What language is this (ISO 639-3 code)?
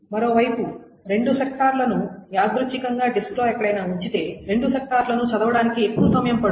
tel